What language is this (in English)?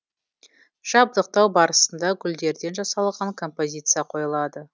Kazakh